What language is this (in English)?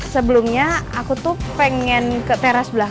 Indonesian